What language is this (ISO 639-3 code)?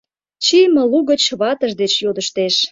chm